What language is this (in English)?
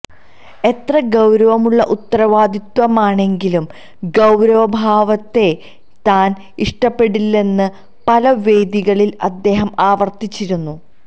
Malayalam